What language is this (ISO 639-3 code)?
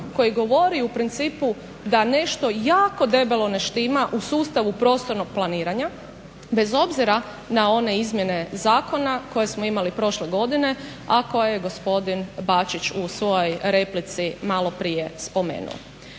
hrv